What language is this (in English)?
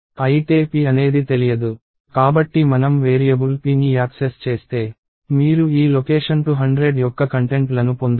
Telugu